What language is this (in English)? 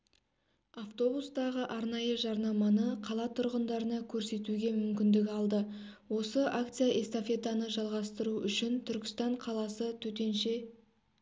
Kazakh